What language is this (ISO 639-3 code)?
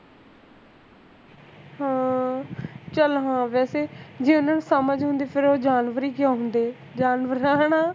pan